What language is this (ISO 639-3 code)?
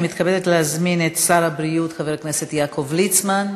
heb